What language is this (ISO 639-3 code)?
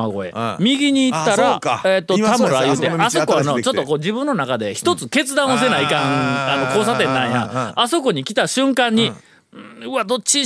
jpn